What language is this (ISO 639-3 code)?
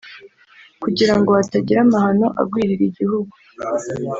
kin